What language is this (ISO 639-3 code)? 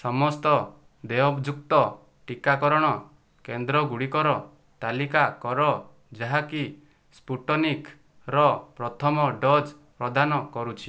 ori